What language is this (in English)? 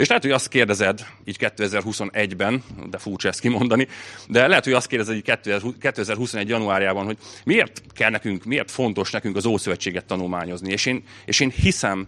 Hungarian